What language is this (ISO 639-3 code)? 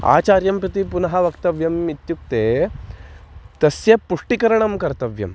san